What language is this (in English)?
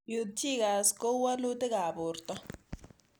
Kalenjin